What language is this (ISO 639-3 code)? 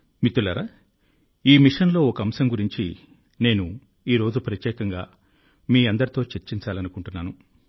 tel